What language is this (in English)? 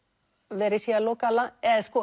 Icelandic